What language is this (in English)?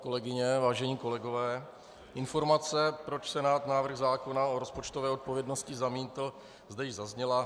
Czech